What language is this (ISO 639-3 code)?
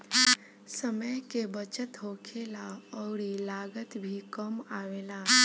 bho